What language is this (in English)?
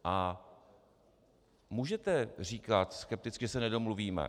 Czech